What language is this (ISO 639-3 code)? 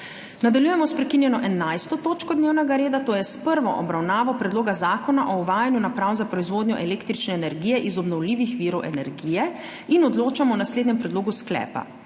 slv